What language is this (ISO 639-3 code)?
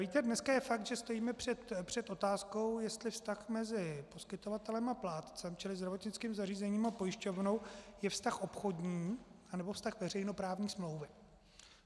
ces